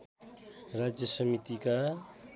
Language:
Nepali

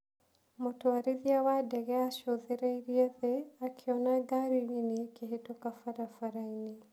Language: Kikuyu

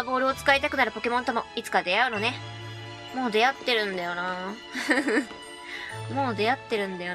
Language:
Japanese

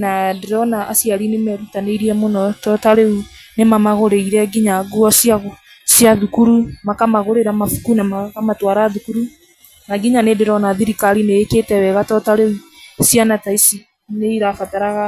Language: Kikuyu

